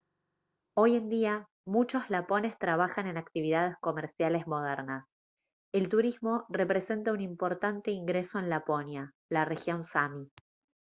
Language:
Spanish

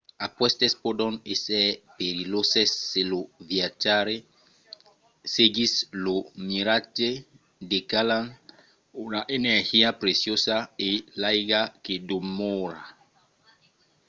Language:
Occitan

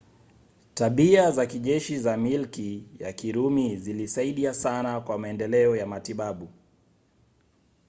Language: Swahili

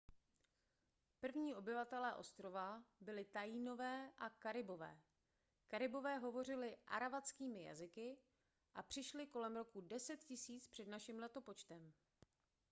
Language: Czech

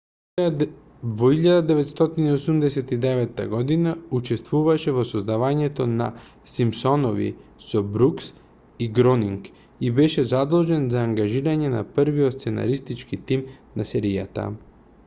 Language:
Macedonian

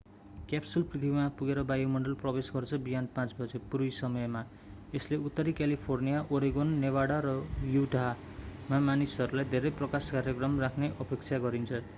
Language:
Nepali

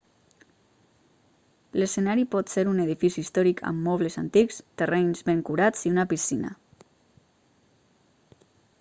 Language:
Catalan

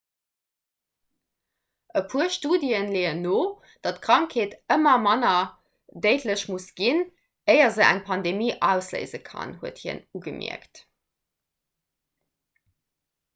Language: Luxembourgish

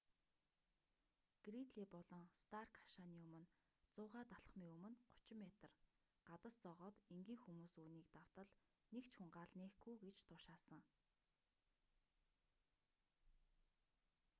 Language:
Mongolian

